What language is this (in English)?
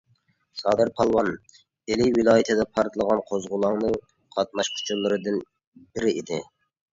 Uyghur